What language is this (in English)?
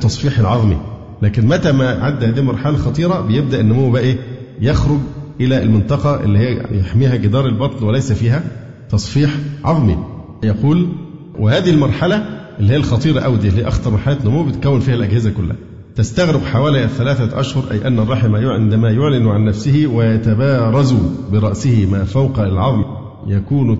Arabic